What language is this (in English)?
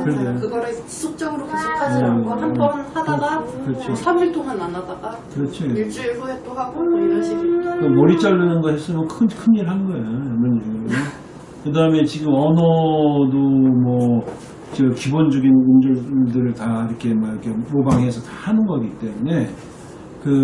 Korean